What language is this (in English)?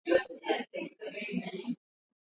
Swahili